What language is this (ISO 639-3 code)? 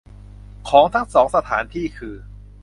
tha